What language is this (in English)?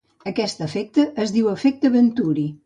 Catalan